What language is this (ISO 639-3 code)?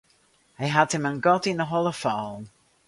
fry